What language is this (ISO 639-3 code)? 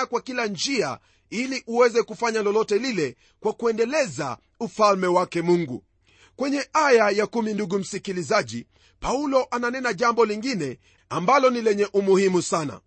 swa